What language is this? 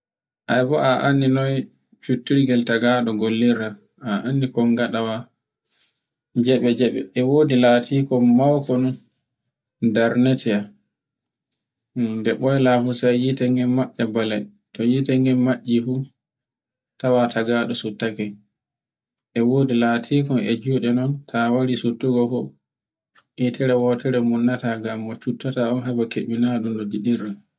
Borgu Fulfulde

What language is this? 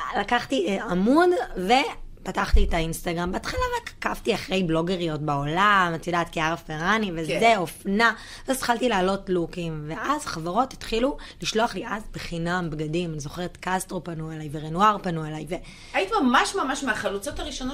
Hebrew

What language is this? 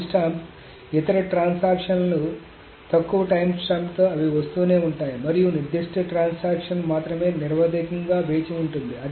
Telugu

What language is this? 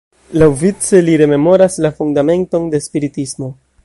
Esperanto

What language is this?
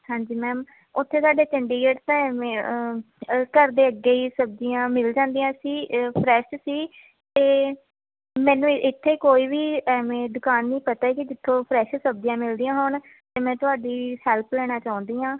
Punjabi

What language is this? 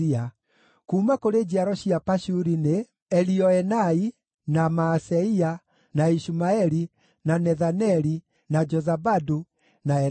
Kikuyu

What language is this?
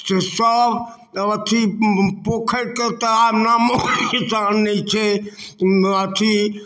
Maithili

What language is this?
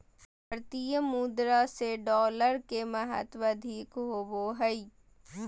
Magahi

